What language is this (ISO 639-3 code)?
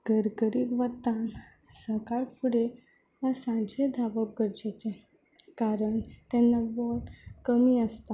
kok